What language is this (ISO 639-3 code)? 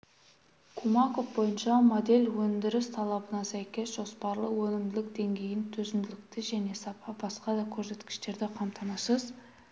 kaz